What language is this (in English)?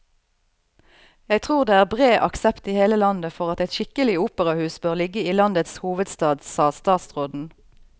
Norwegian